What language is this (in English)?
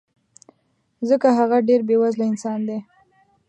Pashto